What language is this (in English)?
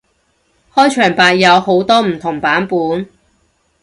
Cantonese